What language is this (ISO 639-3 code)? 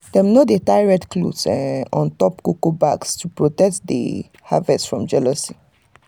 pcm